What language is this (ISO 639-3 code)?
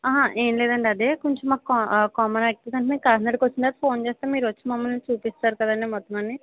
tel